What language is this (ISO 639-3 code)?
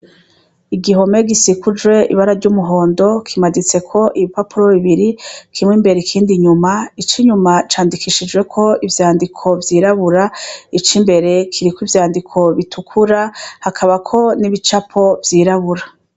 run